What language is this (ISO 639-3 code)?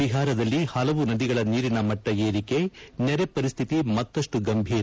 kan